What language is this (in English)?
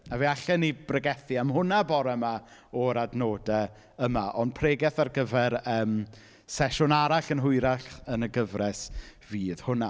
Welsh